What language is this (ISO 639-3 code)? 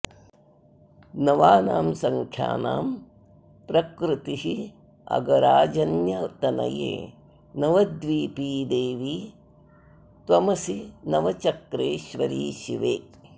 san